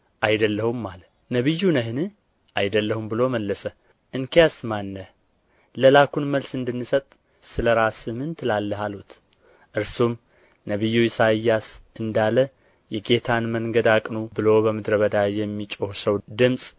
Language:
Amharic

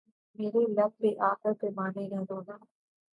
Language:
Urdu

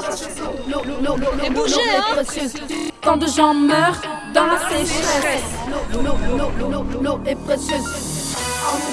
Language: French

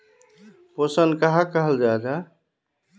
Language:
Magahi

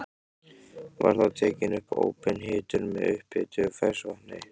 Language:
Icelandic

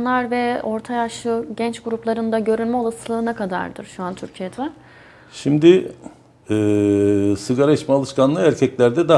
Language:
Turkish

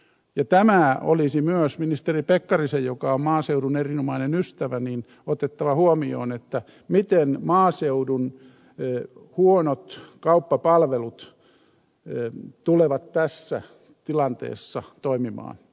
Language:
Finnish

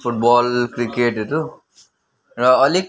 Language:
Nepali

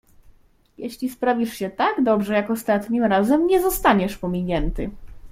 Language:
Polish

